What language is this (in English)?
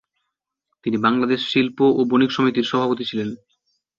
Bangla